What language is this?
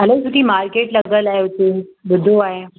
Sindhi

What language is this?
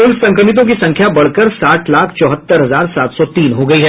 Hindi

